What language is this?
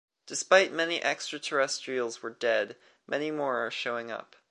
English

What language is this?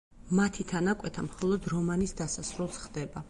Georgian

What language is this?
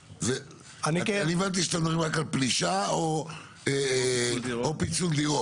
Hebrew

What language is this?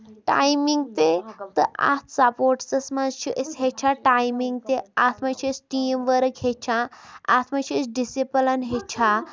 Kashmiri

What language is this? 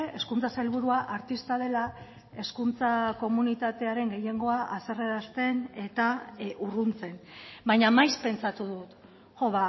Basque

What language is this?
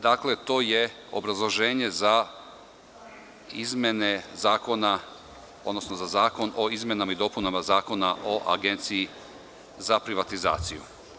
Serbian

